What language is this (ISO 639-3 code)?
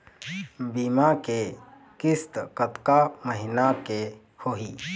hne